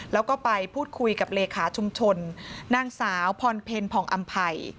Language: Thai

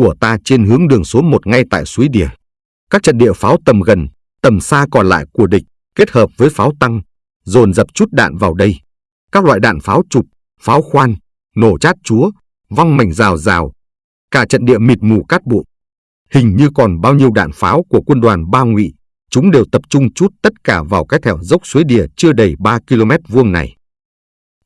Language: Vietnamese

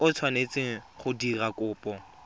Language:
Tswana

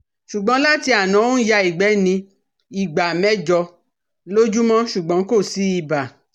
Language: Yoruba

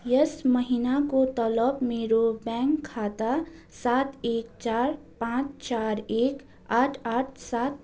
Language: Nepali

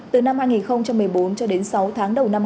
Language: Vietnamese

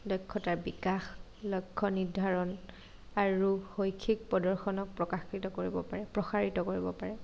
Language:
Assamese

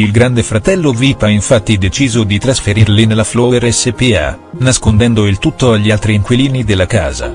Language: Italian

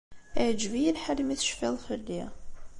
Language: Kabyle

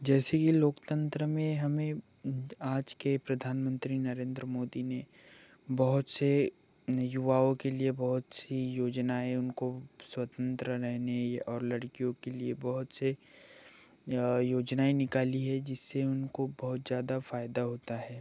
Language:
Hindi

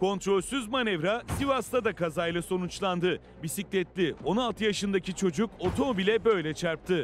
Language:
Turkish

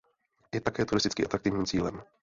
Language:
Czech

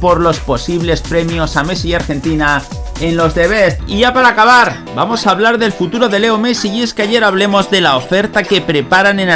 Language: Spanish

